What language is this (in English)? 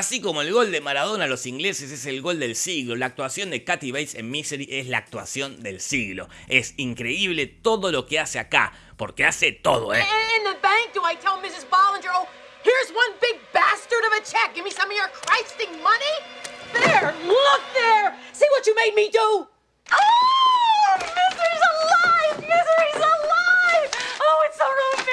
Spanish